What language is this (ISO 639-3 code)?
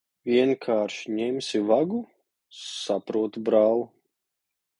lav